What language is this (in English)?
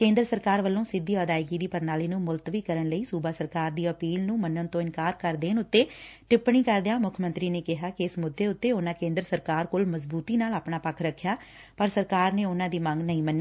Punjabi